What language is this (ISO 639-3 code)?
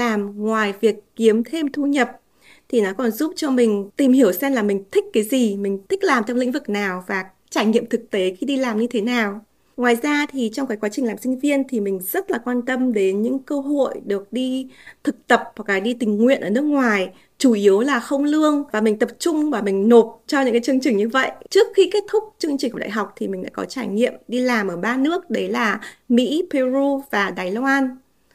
vie